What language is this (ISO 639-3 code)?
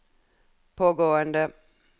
nor